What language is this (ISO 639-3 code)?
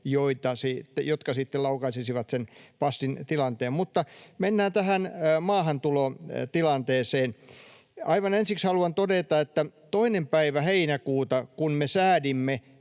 fin